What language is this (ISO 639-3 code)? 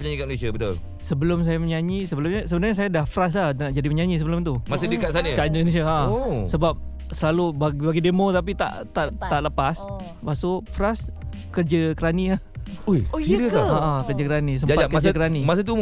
msa